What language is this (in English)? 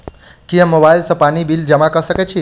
Maithili